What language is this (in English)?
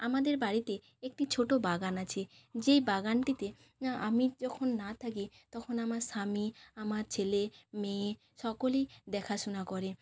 Bangla